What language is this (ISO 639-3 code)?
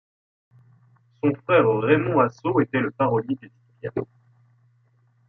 fra